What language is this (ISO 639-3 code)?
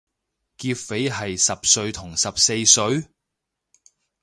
yue